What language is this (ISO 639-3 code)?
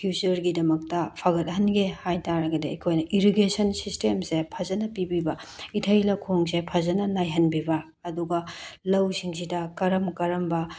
mni